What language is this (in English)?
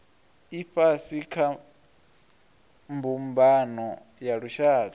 Venda